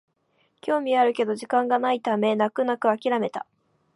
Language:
Japanese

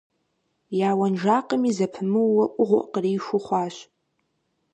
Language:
Kabardian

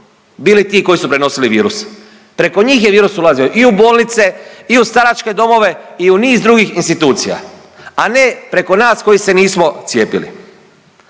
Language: Croatian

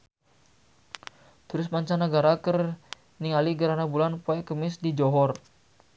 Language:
Sundanese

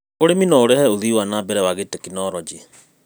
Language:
Kikuyu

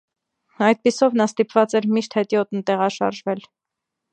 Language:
Armenian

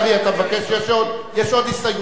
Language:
Hebrew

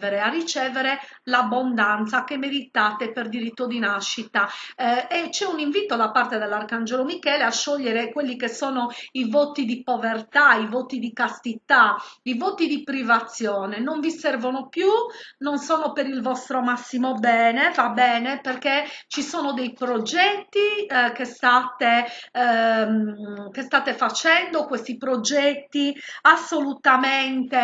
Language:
Italian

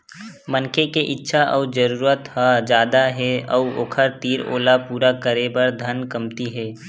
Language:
Chhattisgarhi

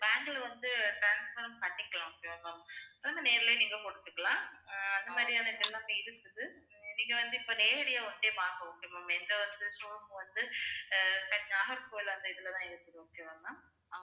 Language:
Tamil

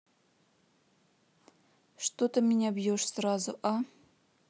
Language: Russian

